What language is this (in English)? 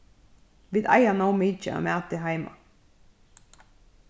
Faroese